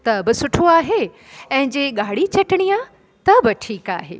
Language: Sindhi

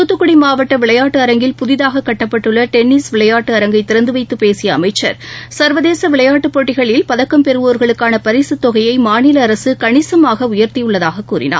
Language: Tamil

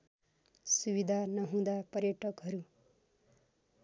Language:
Nepali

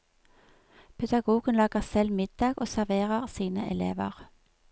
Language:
Norwegian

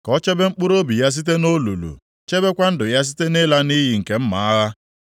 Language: Igbo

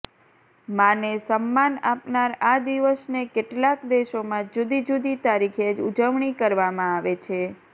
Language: Gujarati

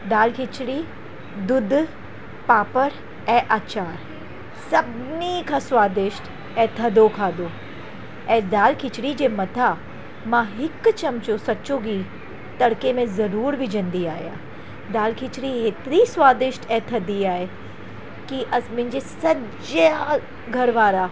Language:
Sindhi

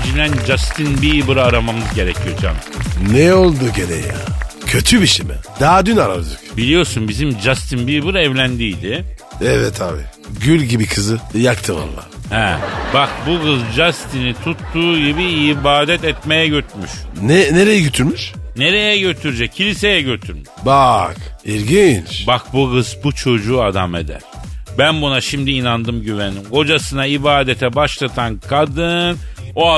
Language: Turkish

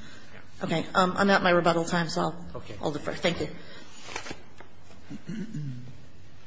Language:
English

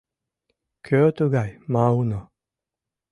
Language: Mari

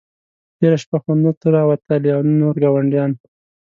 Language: Pashto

